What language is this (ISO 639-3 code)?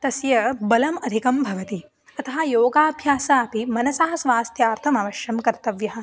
san